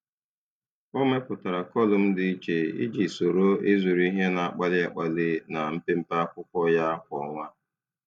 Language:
Igbo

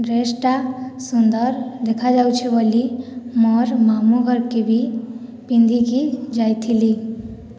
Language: Odia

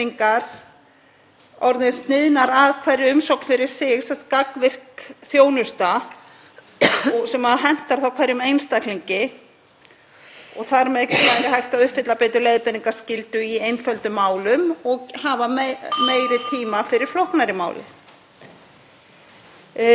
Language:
Icelandic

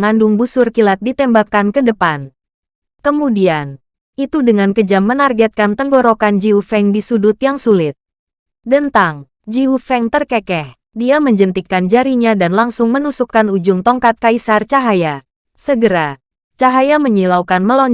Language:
Indonesian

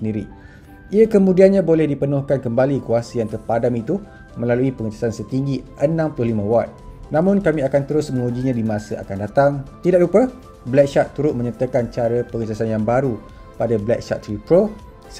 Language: Malay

